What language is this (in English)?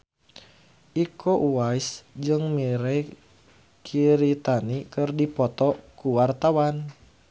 Sundanese